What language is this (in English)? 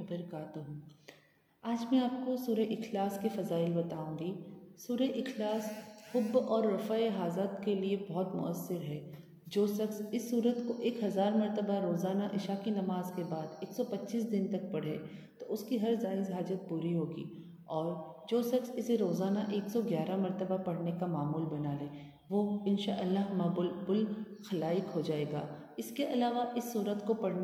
Urdu